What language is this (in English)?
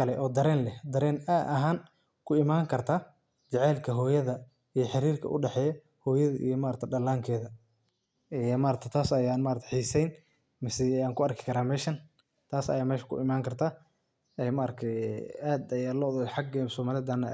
Somali